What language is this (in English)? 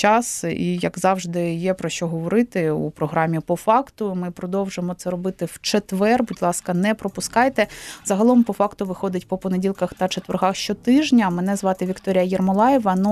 Ukrainian